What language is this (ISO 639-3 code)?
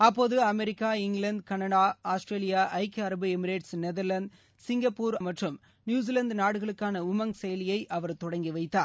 tam